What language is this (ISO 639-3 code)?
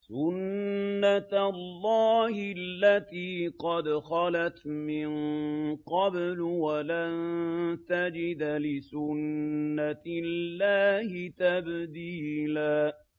ara